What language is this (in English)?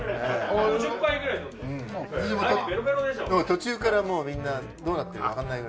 Japanese